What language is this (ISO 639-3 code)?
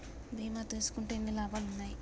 tel